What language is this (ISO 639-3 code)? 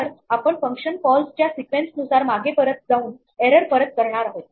mar